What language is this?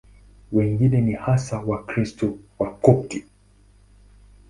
Swahili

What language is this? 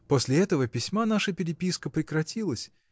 Russian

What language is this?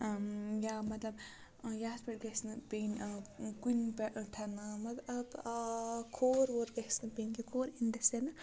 Kashmiri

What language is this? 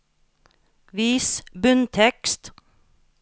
Norwegian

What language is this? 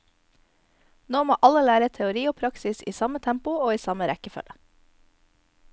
Norwegian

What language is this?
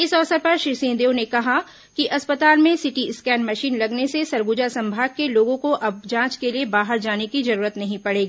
Hindi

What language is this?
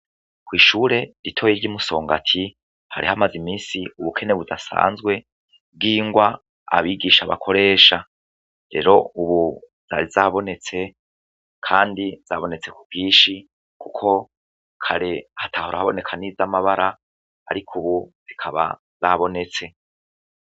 Rundi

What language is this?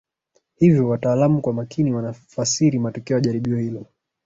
Swahili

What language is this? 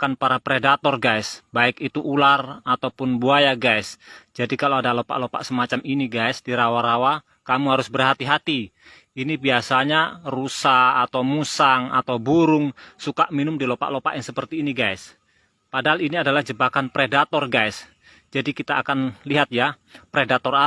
Indonesian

